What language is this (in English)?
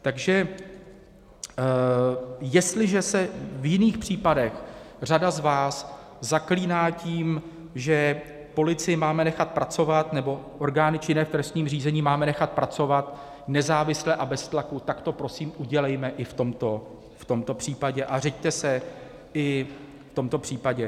Czech